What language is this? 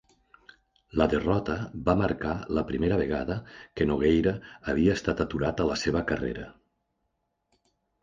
Catalan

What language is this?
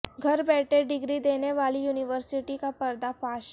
Urdu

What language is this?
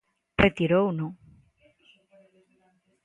Galician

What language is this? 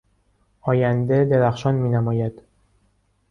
Persian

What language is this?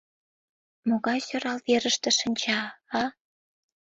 Mari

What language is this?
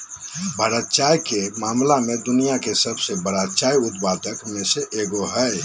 Magahi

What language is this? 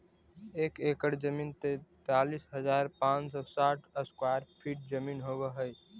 Magahi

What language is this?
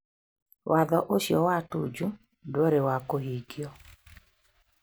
Kikuyu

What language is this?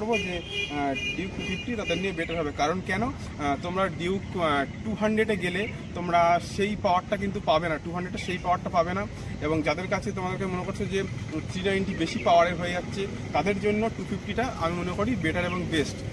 Hindi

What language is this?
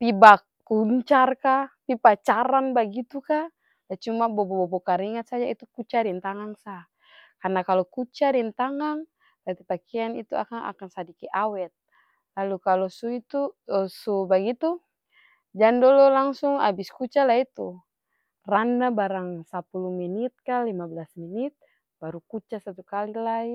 Ambonese Malay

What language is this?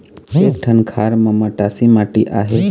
Chhattisgarhi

